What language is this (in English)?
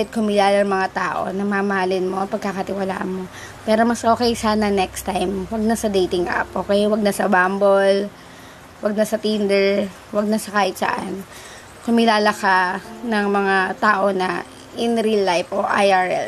Filipino